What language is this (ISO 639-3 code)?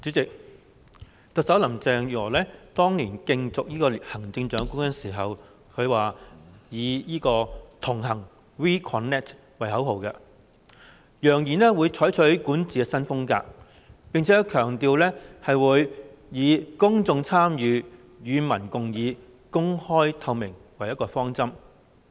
yue